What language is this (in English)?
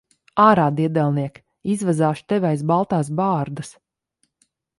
Latvian